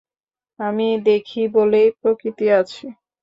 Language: Bangla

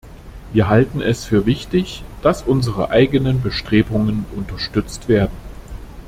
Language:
German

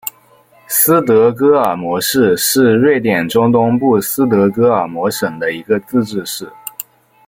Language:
Chinese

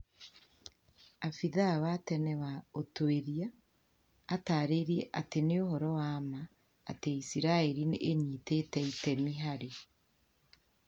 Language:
Kikuyu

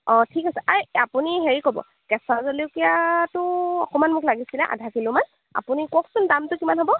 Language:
Assamese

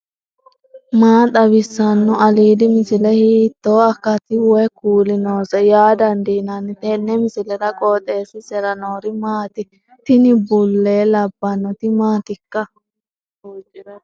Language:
Sidamo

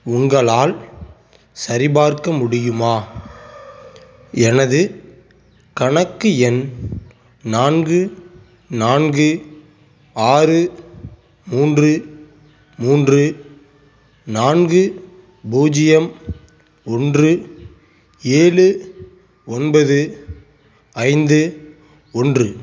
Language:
Tamil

